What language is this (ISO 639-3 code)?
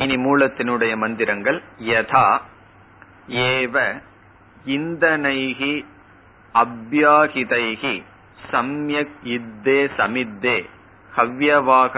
tam